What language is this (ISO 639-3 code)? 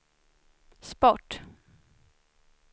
swe